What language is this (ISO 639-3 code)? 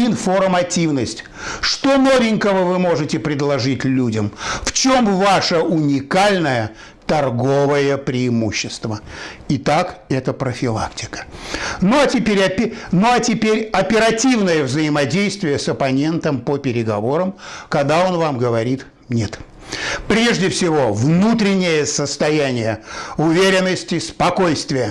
rus